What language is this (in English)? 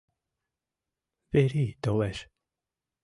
Mari